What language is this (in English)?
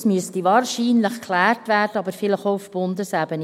Swiss German